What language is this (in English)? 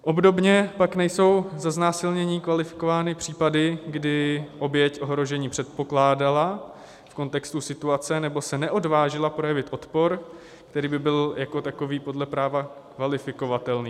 Czech